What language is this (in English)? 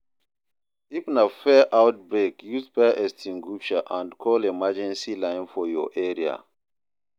Nigerian Pidgin